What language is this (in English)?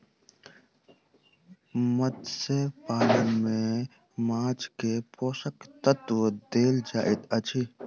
Maithili